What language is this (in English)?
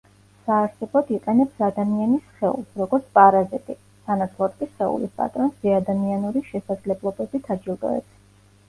Georgian